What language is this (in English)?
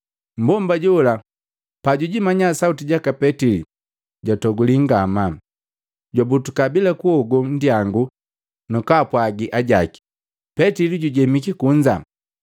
Matengo